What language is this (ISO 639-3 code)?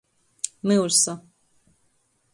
ltg